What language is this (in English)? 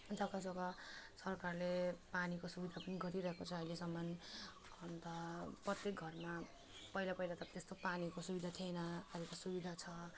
Nepali